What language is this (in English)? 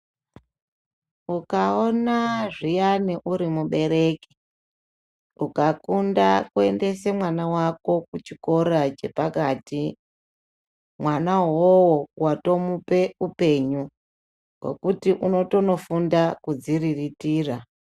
Ndau